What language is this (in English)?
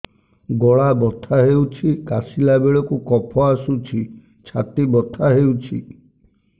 Odia